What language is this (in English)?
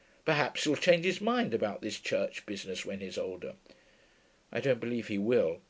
English